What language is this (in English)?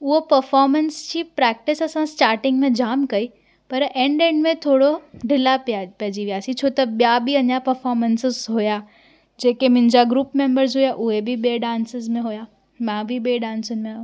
Sindhi